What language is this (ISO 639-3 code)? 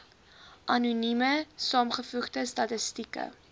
afr